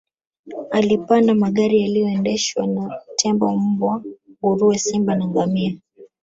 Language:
Swahili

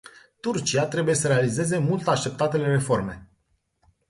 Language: Romanian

